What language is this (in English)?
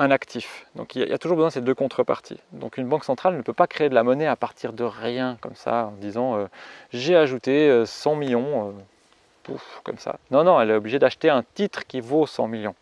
French